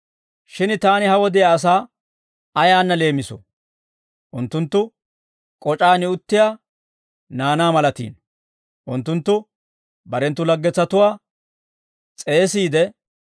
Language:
Dawro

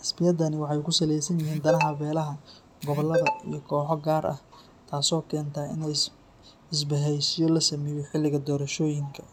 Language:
Somali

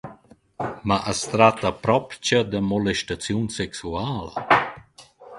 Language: Romansh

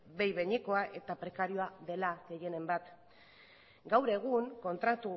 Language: Basque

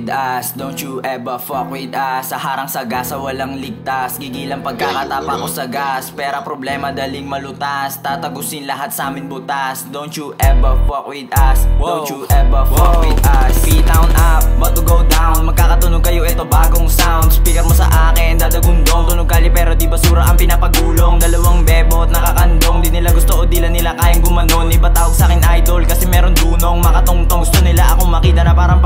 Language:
Filipino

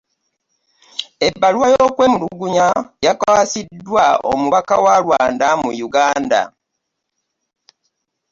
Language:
Ganda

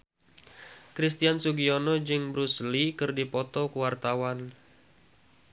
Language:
Sundanese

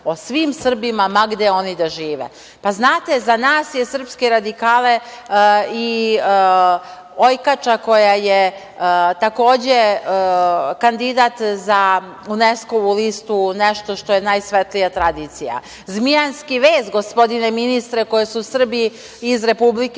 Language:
Serbian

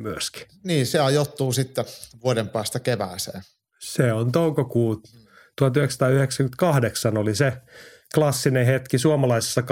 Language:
Finnish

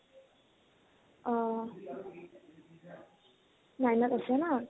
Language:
Assamese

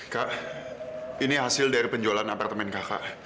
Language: Indonesian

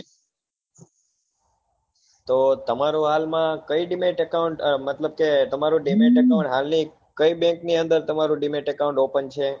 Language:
Gujarati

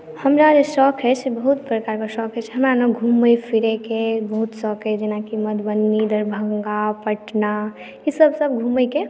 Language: Maithili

